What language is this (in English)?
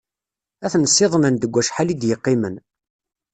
Kabyle